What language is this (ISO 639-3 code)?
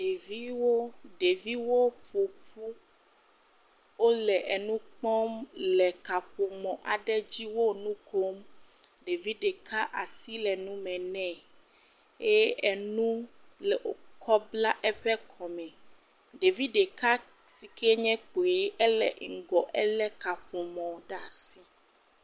ewe